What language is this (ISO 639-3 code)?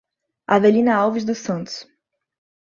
por